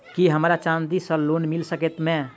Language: Maithili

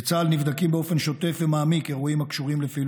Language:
Hebrew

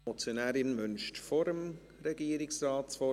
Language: Swiss German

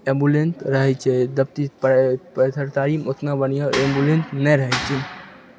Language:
Maithili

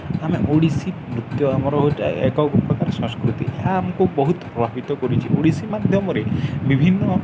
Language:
Odia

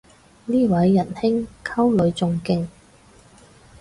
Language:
Cantonese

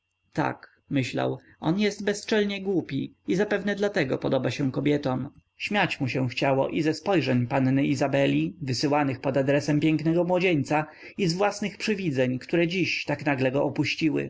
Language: Polish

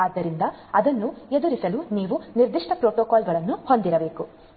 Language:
Kannada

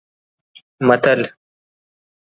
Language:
Brahui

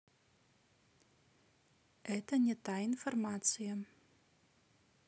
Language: Russian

